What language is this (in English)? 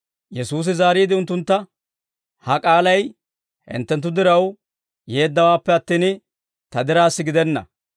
Dawro